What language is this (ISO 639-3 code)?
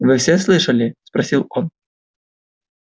rus